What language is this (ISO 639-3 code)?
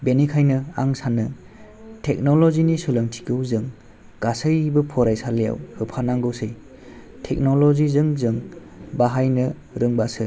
brx